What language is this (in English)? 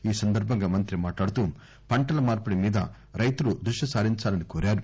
Telugu